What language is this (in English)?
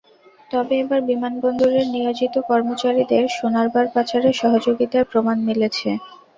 Bangla